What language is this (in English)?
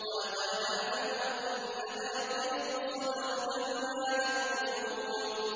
Arabic